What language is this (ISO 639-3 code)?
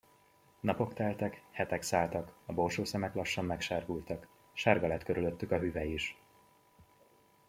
hun